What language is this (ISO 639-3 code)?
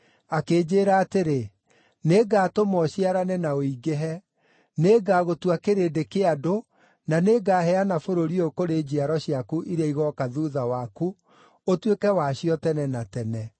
kik